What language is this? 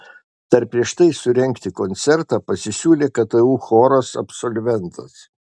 Lithuanian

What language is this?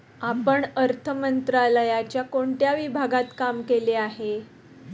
Marathi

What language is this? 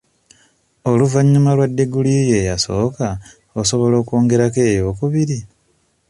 Ganda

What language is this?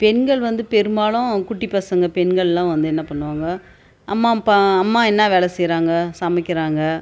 Tamil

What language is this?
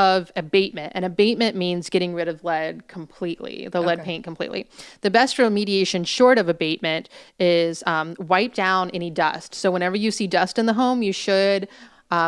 English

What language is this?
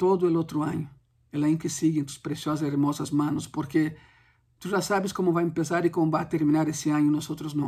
Spanish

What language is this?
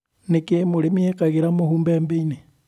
Kikuyu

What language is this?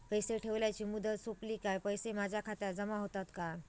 Marathi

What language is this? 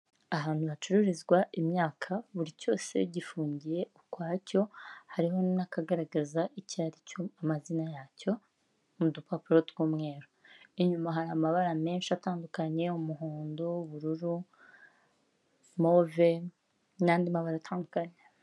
Kinyarwanda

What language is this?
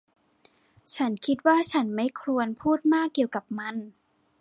Thai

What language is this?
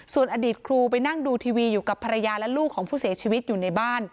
Thai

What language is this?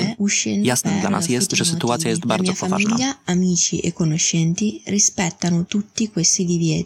Polish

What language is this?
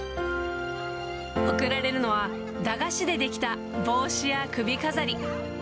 Japanese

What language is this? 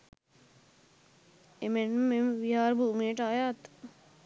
Sinhala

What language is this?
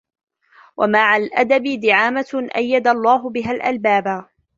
Arabic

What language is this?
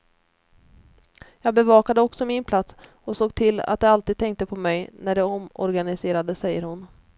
Swedish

